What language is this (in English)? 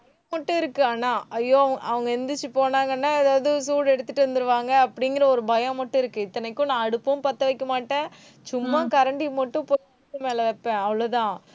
Tamil